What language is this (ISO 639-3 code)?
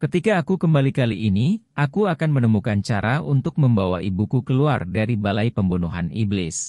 ind